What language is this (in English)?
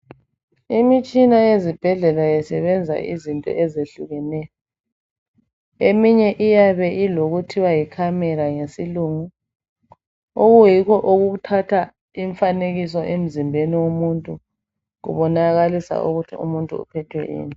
North Ndebele